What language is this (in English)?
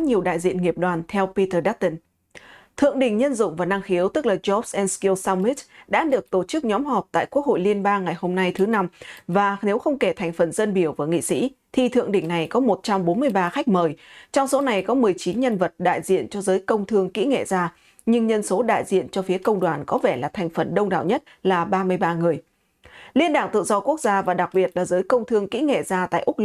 Vietnamese